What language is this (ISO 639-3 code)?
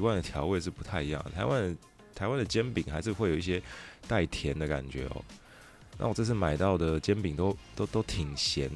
zho